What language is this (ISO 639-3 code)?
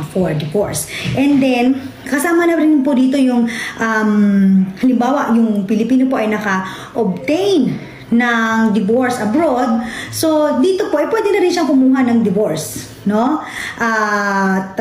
fil